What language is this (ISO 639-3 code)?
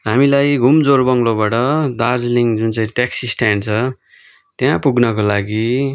nep